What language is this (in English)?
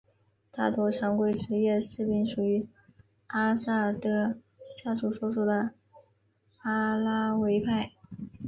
Chinese